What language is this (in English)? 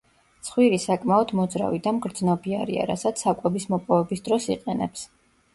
Georgian